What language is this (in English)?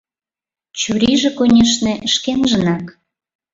Mari